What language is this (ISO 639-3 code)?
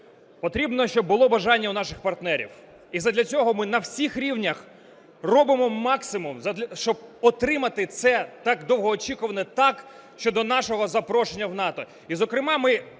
ukr